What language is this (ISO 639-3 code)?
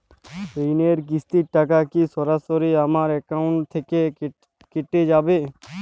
ben